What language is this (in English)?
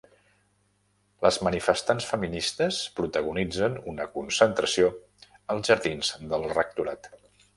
Catalan